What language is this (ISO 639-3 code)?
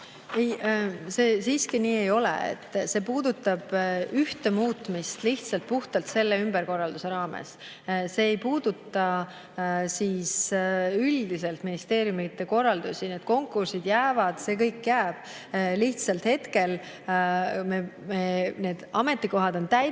est